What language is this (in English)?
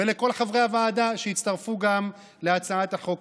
Hebrew